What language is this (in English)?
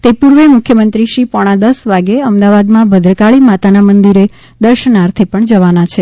Gujarati